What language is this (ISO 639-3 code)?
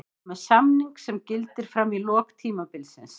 isl